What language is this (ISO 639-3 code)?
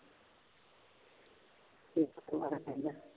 pan